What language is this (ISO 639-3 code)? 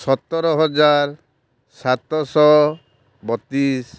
ori